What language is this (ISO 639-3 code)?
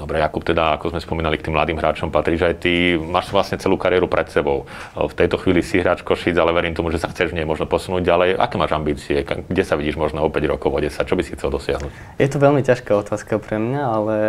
slk